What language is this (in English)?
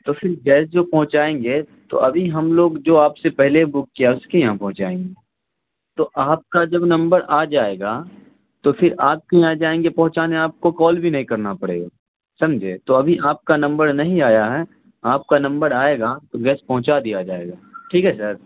Urdu